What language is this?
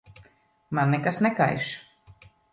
Latvian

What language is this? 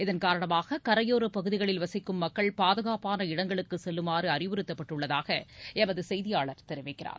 Tamil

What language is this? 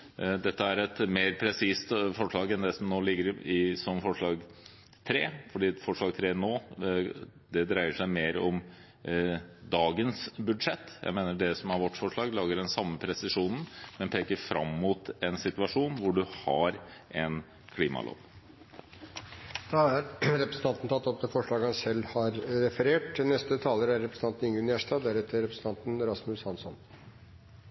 Norwegian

